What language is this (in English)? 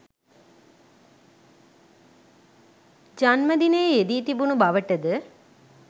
Sinhala